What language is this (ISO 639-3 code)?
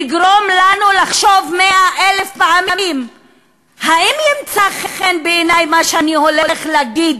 heb